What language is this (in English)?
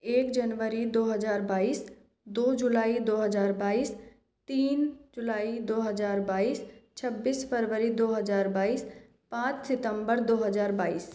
Hindi